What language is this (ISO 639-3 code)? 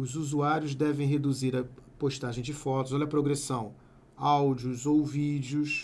por